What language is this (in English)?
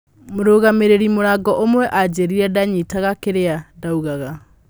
Kikuyu